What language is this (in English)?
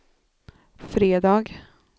Swedish